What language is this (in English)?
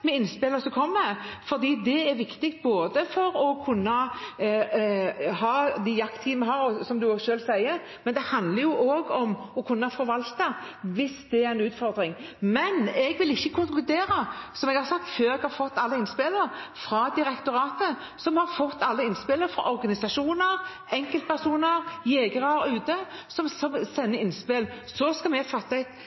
Norwegian Bokmål